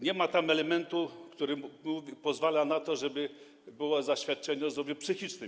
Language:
Polish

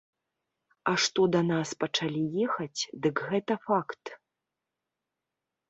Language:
Belarusian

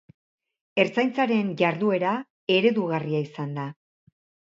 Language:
Basque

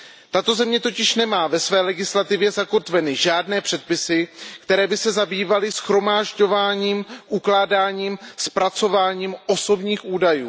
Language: Czech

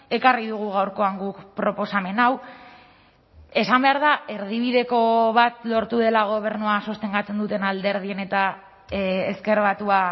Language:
Basque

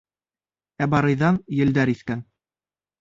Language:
Bashkir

